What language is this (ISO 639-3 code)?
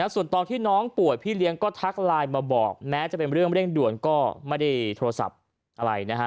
tha